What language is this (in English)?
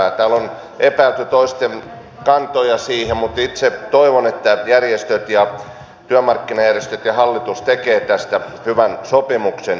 Finnish